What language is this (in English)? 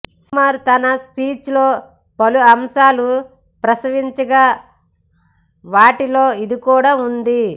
Telugu